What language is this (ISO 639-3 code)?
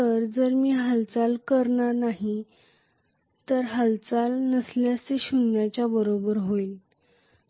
mar